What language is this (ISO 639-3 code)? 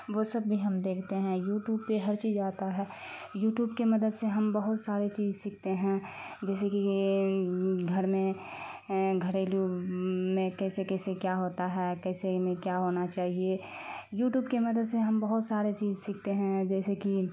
urd